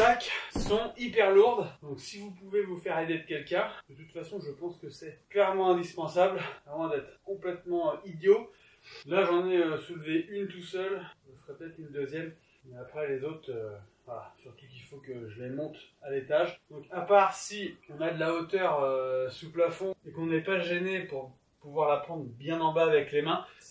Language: French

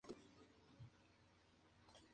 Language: Spanish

